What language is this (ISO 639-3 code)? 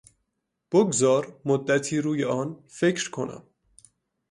fas